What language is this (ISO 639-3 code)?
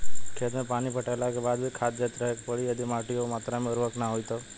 bho